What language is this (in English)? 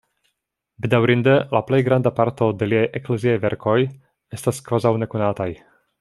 Esperanto